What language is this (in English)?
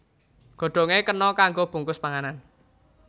Javanese